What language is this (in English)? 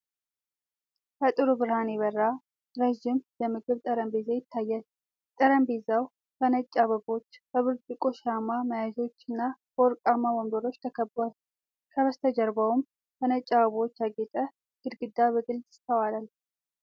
Amharic